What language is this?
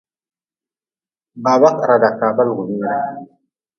Nawdm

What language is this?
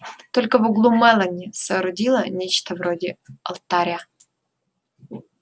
Russian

